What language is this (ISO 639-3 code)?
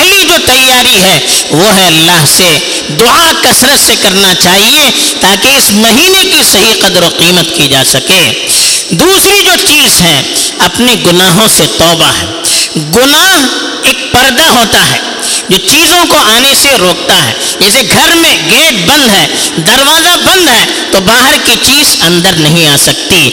urd